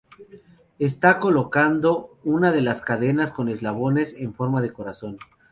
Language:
Spanish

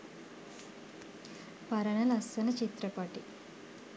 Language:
Sinhala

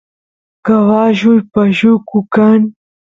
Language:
Santiago del Estero Quichua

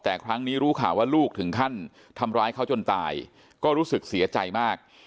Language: Thai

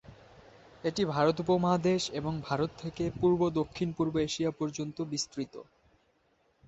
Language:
Bangla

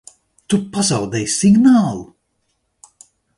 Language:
Latvian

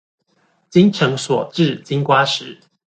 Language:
Chinese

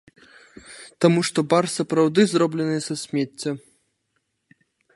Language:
Belarusian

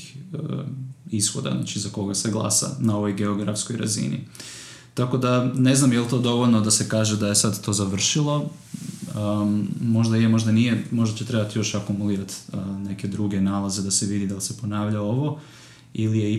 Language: Croatian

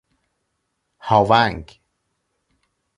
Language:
Persian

